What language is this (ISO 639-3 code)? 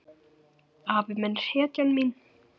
isl